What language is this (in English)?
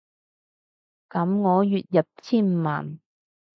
Cantonese